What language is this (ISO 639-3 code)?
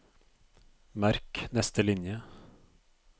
nor